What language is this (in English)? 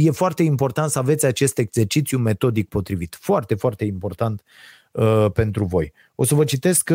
Romanian